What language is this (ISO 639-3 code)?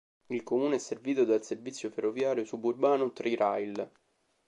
ita